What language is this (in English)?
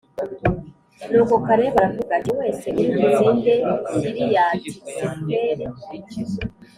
Kinyarwanda